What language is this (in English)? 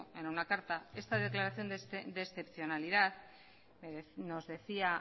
Spanish